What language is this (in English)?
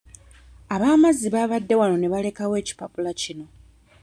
Ganda